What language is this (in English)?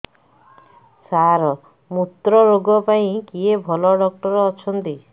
Odia